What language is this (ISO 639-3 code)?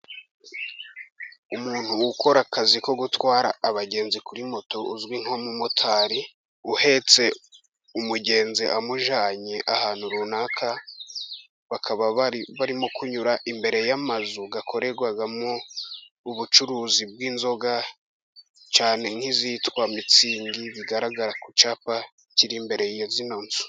kin